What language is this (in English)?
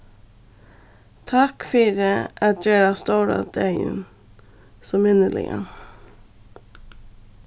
Faroese